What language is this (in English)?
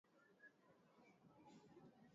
Swahili